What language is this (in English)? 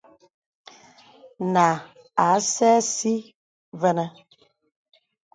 Bebele